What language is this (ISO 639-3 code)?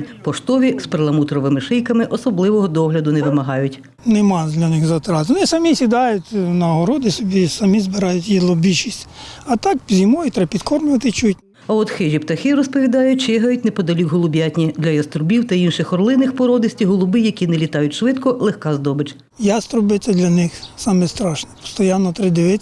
ukr